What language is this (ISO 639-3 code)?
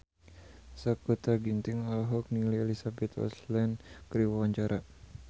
sun